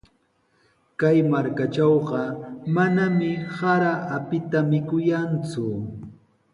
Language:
Sihuas Ancash Quechua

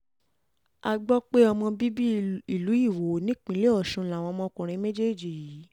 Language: Yoruba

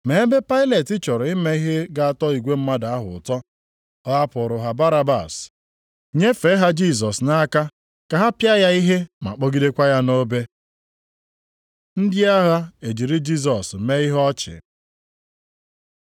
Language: Igbo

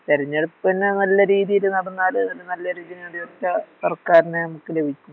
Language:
Malayalam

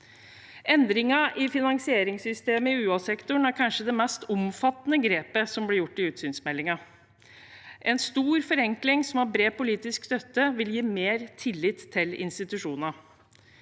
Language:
Norwegian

